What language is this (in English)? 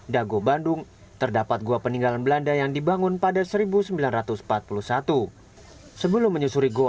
Indonesian